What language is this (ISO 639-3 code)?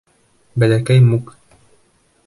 bak